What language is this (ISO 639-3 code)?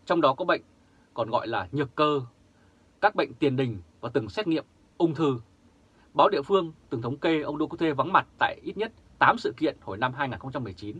vie